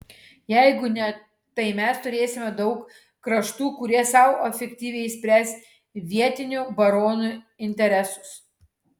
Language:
Lithuanian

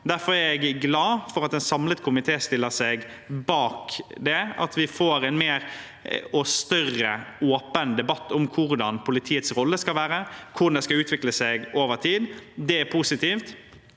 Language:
Norwegian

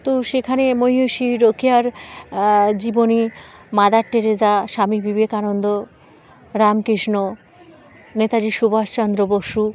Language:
Bangla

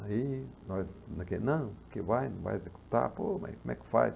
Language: Portuguese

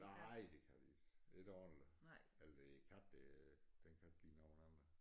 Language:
Danish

